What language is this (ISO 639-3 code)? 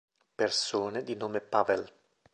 ita